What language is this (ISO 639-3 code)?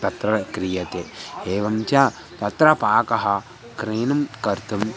san